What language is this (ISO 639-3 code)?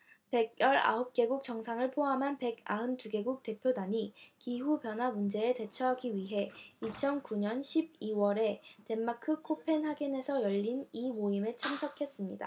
kor